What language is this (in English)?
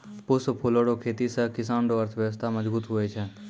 Maithili